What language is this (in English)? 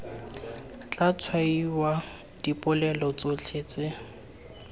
Tswana